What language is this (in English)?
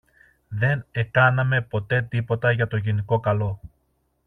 Greek